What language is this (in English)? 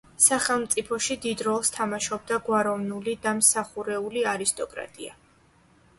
Georgian